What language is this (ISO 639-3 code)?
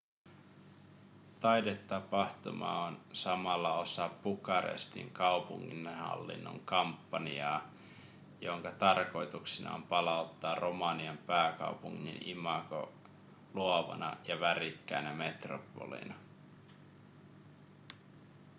fin